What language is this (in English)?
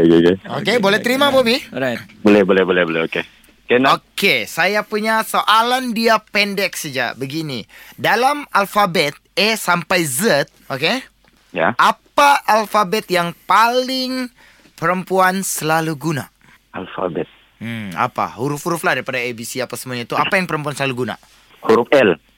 Malay